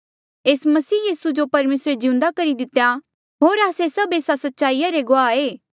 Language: Mandeali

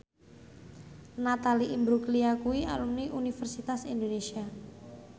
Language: Javanese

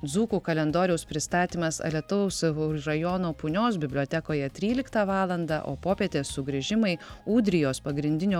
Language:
Lithuanian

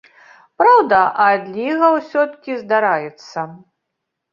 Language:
Belarusian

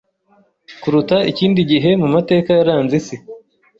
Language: Kinyarwanda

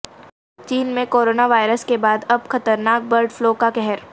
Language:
Urdu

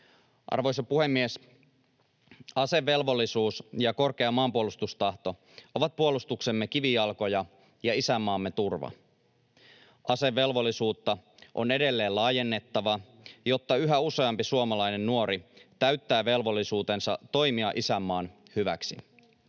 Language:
Finnish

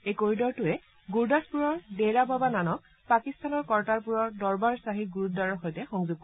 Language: Assamese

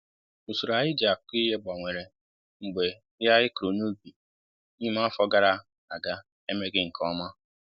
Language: Igbo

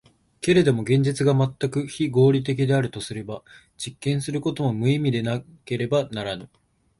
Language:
Japanese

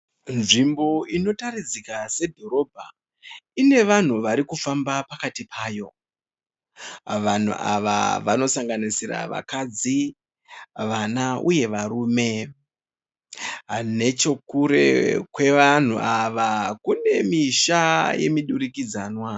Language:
Shona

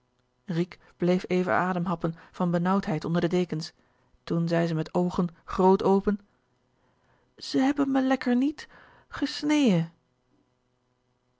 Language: Dutch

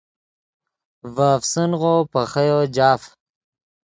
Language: Yidgha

